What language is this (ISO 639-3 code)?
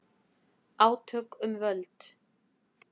isl